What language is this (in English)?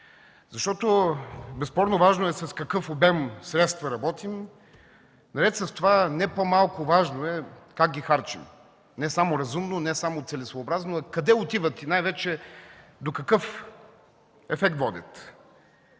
Bulgarian